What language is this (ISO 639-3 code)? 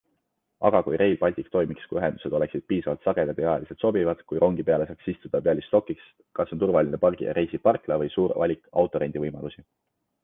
est